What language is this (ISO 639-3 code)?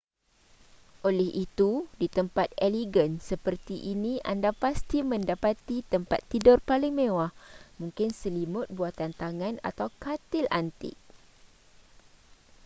msa